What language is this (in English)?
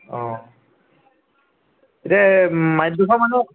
Assamese